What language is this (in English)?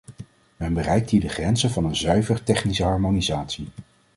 Dutch